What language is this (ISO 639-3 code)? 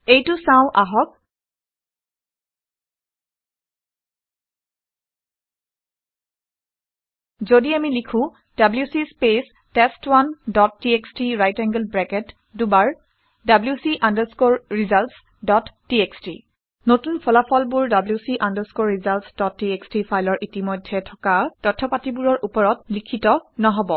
asm